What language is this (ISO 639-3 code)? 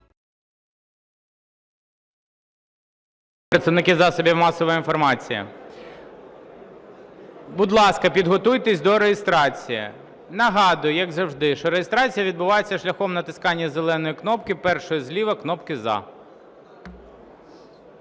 ukr